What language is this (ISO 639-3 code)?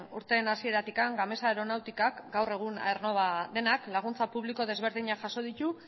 eus